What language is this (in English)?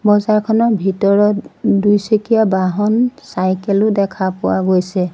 Assamese